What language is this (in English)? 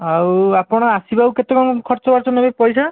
Odia